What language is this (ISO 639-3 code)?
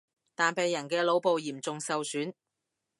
yue